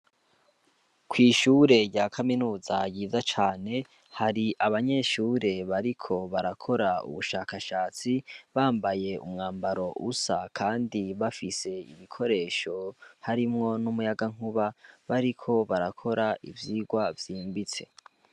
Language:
Rundi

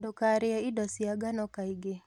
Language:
Kikuyu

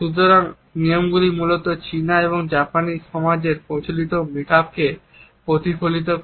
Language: Bangla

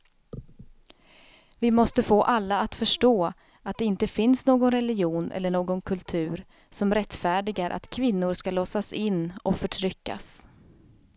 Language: Swedish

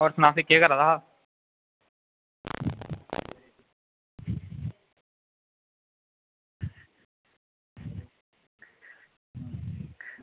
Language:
Dogri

